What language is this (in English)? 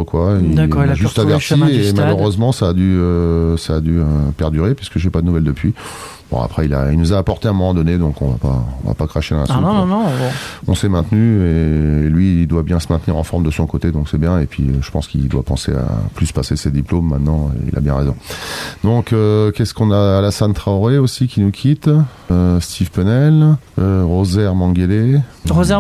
French